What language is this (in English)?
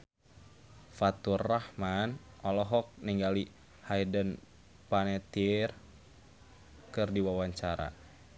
Sundanese